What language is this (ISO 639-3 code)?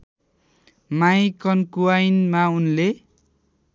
nep